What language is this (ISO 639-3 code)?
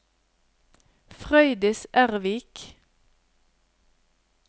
nor